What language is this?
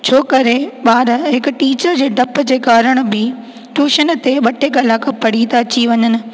Sindhi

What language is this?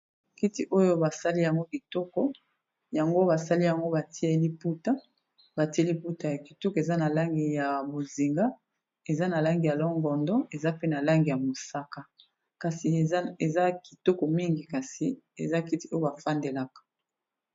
Lingala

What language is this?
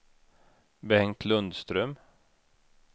Swedish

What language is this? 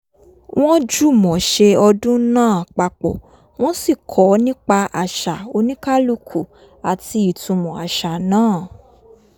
Yoruba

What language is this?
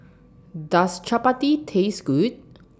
English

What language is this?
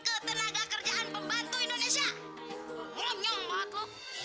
Indonesian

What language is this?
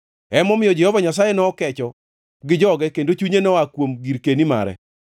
Luo (Kenya and Tanzania)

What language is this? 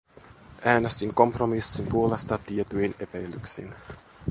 Finnish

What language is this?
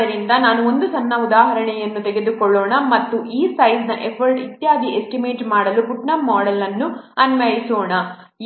Kannada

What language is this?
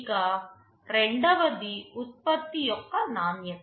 Telugu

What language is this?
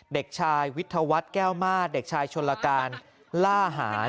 Thai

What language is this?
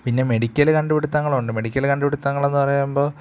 Malayalam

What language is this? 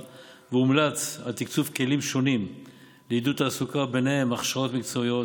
Hebrew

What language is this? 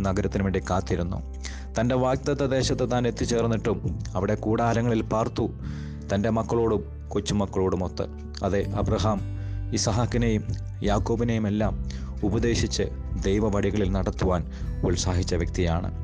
Malayalam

